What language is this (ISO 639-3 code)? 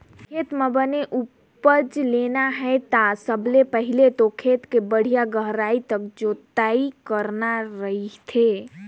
hne